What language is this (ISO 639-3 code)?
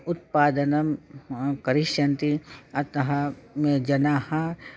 san